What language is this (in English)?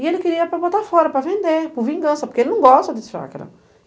Portuguese